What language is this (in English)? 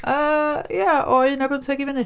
Welsh